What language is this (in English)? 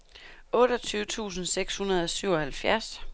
Danish